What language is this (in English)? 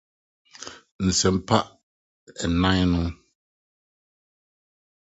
Akan